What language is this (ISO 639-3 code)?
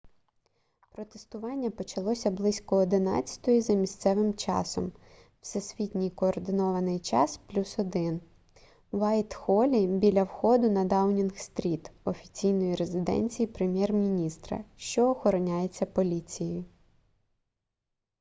ukr